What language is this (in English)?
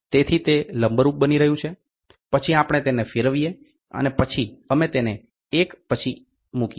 Gujarati